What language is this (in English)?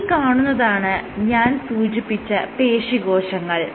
Malayalam